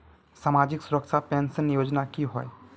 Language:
Magahi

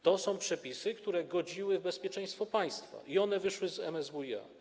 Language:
Polish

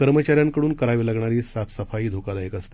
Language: Marathi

